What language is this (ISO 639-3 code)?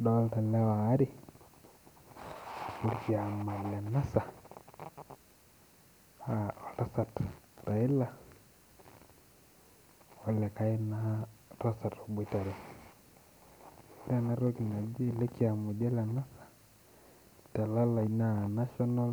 mas